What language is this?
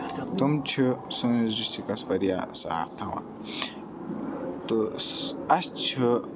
Kashmiri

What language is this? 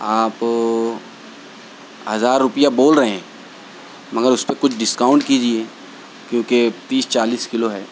Urdu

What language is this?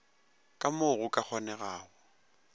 Northern Sotho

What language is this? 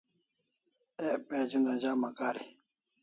Kalasha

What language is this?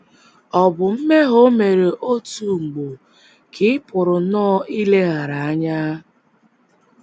Igbo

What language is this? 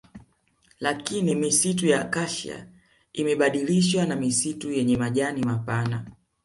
Swahili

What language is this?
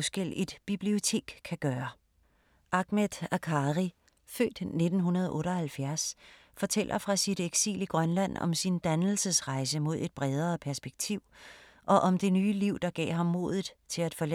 Danish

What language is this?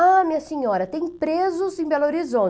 Portuguese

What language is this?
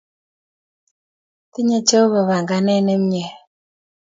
Kalenjin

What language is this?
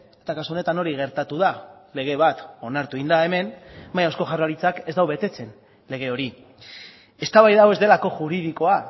Basque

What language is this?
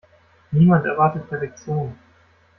German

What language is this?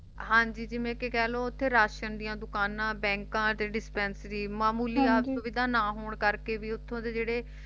Punjabi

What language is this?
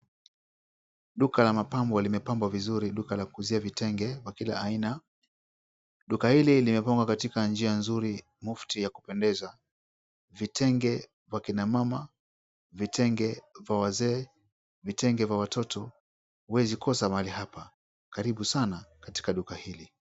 Swahili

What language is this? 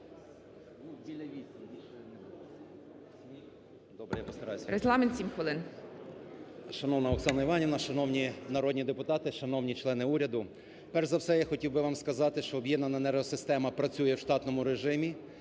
Ukrainian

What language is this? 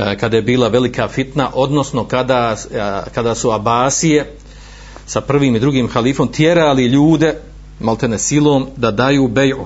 Croatian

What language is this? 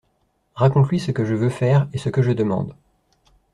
French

